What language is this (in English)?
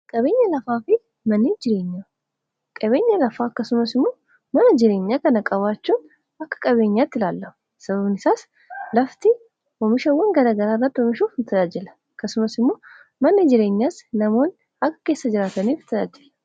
Oromo